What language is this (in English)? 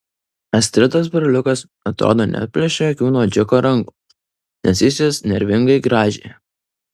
Lithuanian